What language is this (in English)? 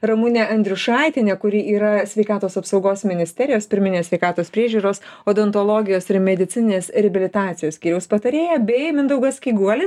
Lithuanian